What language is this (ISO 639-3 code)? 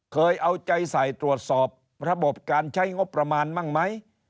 tha